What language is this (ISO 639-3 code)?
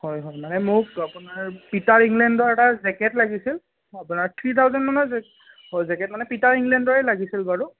asm